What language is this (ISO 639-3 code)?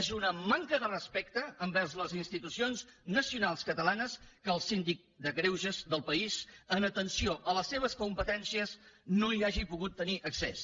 cat